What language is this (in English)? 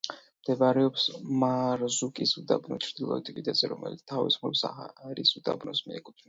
Georgian